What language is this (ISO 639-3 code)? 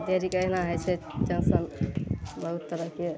mai